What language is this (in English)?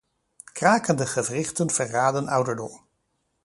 Dutch